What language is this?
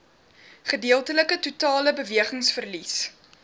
Afrikaans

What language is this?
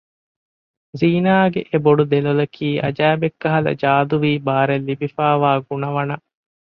Divehi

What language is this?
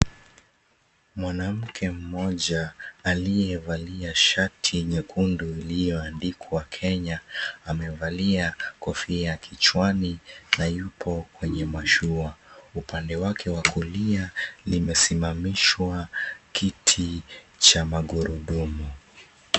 Swahili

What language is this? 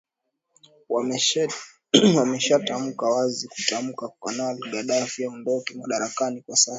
Swahili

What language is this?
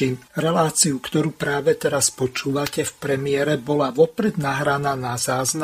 Slovak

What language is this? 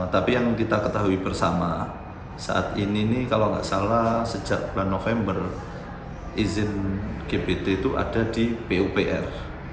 Indonesian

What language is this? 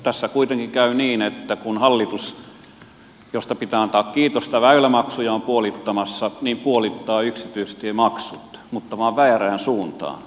Finnish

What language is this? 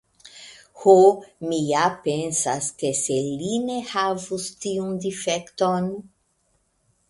Esperanto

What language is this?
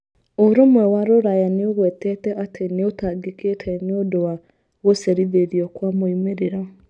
Kikuyu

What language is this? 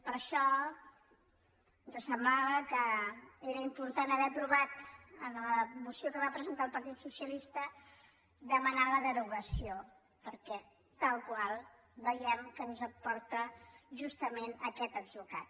Catalan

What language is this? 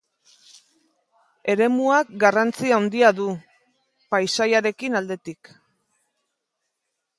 Basque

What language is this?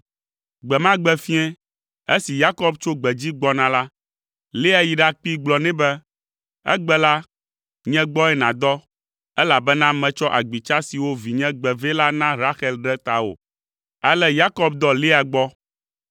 Ewe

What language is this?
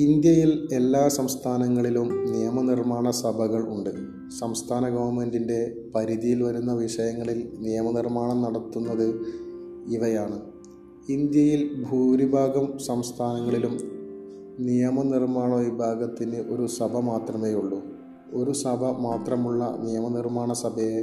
Malayalam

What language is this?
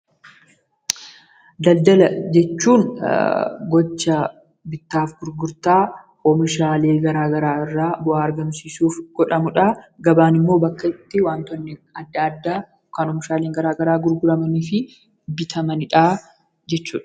Oromo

